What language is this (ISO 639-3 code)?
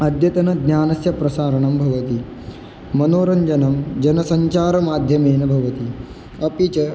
san